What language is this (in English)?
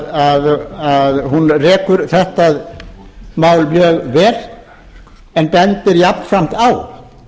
Icelandic